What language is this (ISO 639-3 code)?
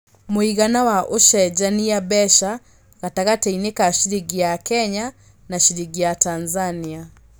kik